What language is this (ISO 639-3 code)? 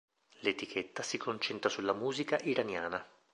ita